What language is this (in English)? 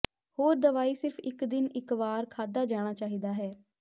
Punjabi